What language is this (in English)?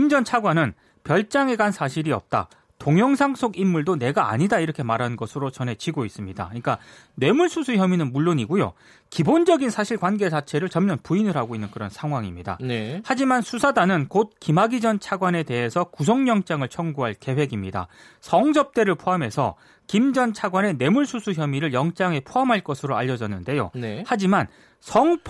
Korean